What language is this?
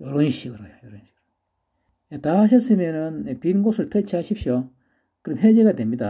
Korean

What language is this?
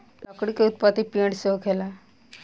Bhojpuri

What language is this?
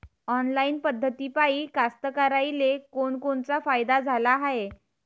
Marathi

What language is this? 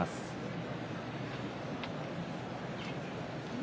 Japanese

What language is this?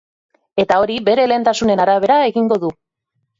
Basque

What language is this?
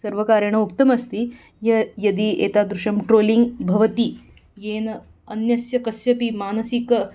Sanskrit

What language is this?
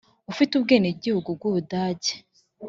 Kinyarwanda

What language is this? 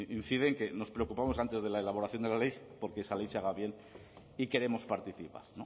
Spanish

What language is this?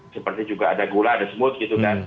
Indonesian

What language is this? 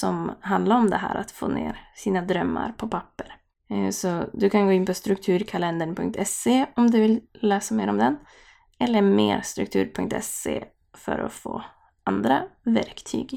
Swedish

